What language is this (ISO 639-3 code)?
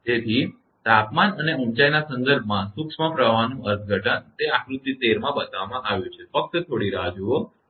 guj